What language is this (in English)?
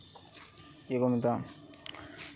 Santali